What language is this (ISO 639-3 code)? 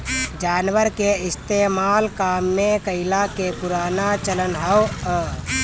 bho